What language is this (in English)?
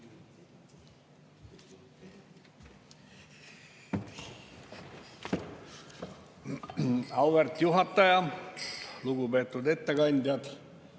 Estonian